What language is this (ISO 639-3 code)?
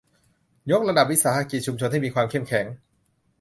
tha